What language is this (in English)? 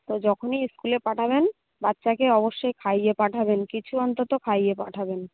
Bangla